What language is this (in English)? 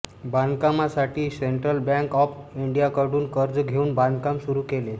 Marathi